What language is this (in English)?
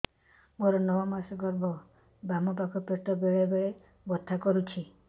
Odia